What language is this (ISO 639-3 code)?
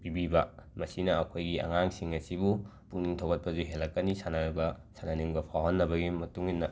mni